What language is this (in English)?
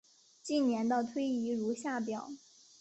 Chinese